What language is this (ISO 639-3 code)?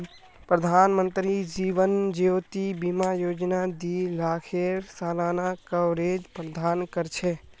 mag